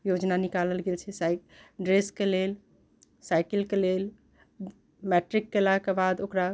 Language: Maithili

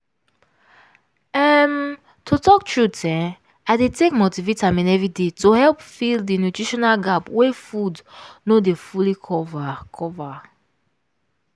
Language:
Nigerian Pidgin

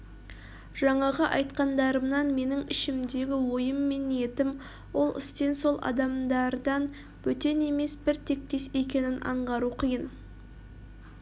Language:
Kazakh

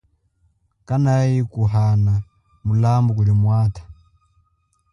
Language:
Chokwe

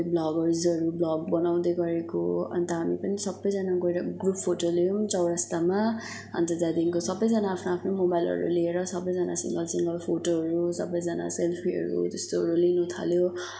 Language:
Nepali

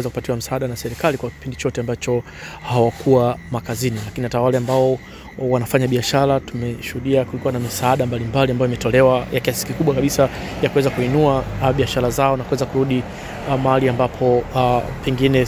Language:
Swahili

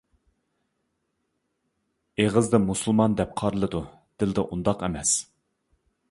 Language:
Uyghur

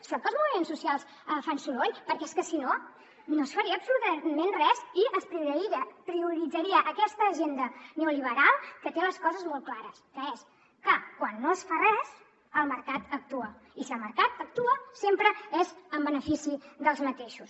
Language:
Catalan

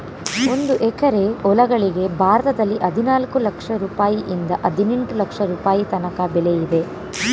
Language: Kannada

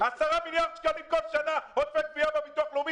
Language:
Hebrew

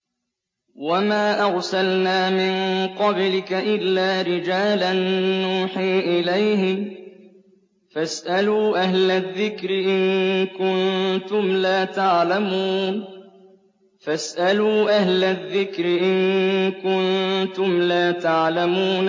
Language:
Arabic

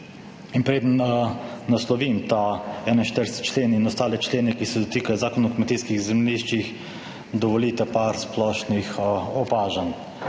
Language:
Slovenian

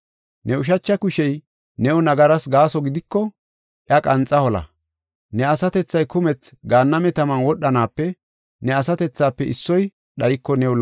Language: Gofa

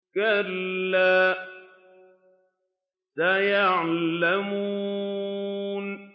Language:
Arabic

